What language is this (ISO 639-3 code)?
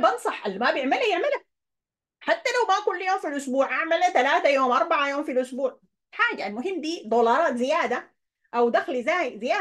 ara